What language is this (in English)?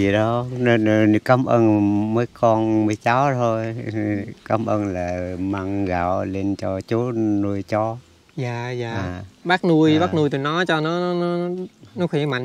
Vietnamese